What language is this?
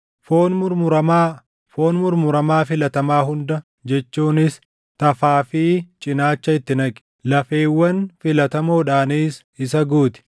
Oromo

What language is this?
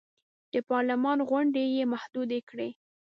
Pashto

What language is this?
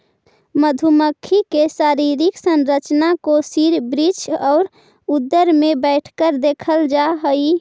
Magahi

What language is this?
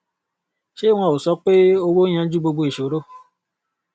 Yoruba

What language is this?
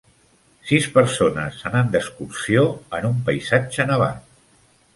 Catalan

